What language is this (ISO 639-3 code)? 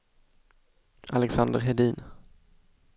swe